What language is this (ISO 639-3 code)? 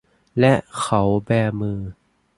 tha